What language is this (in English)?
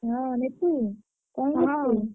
Odia